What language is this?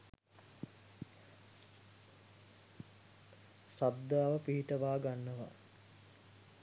Sinhala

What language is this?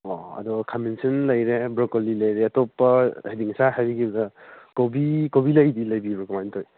Manipuri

